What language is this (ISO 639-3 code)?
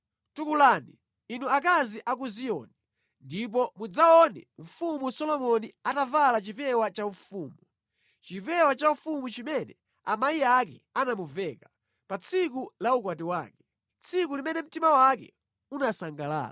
nya